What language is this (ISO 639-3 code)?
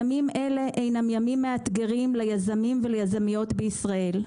heb